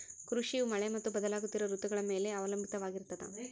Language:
Kannada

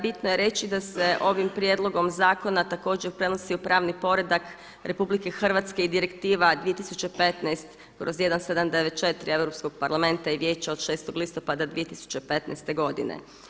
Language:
Croatian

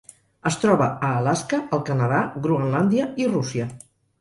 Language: Catalan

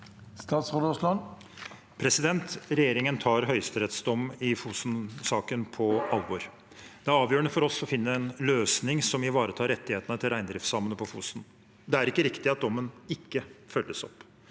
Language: Norwegian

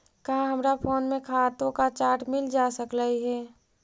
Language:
Magahi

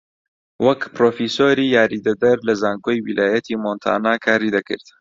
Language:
Central Kurdish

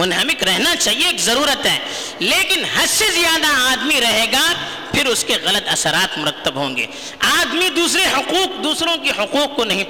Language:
Urdu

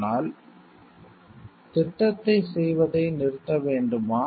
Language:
Tamil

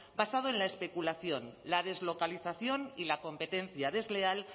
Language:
Spanish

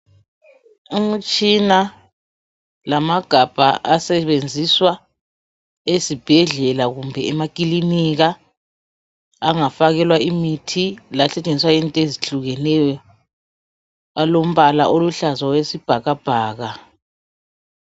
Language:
North Ndebele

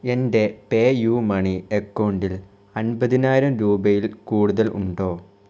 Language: Malayalam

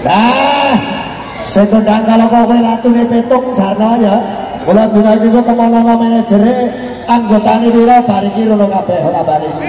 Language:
Indonesian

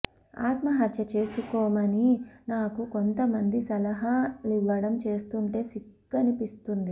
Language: Telugu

